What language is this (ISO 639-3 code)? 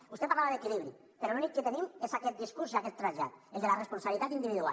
cat